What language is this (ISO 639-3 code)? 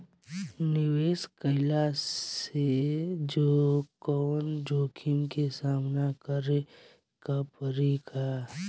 bho